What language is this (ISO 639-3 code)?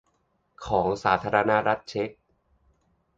tha